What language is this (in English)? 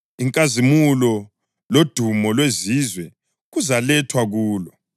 North Ndebele